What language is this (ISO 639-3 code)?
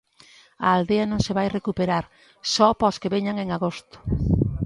glg